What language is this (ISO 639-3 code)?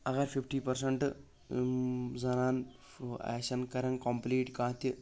kas